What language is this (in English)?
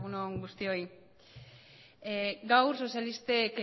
Basque